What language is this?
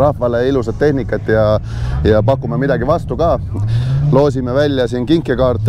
Finnish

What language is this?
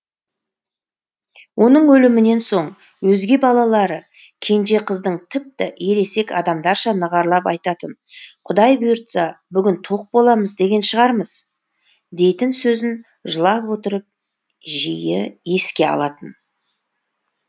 Kazakh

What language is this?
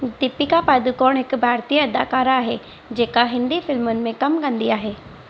Sindhi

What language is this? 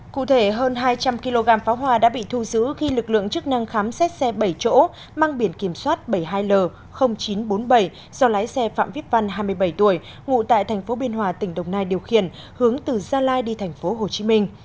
Vietnamese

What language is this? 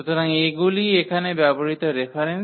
Bangla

